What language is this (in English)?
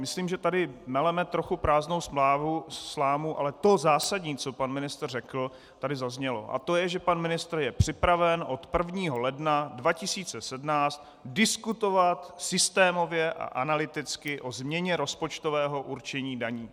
Czech